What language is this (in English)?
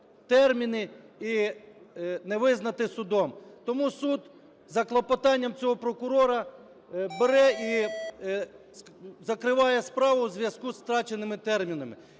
Ukrainian